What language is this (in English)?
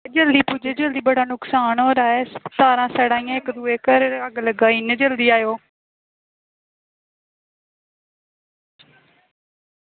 Dogri